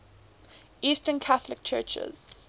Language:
English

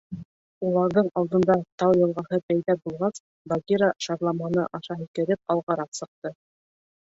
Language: Bashkir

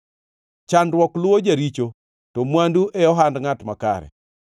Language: Luo (Kenya and Tanzania)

